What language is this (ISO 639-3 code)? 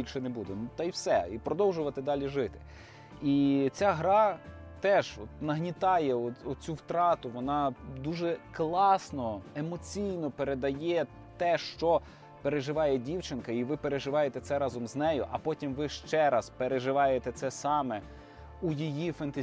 ukr